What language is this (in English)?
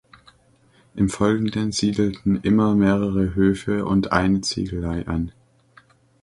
German